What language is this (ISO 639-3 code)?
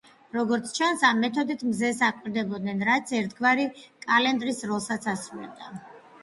kat